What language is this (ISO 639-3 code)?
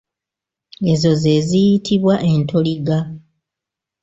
lug